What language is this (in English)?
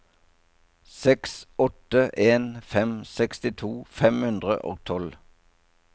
Norwegian